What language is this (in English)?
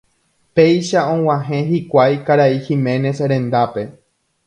Guarani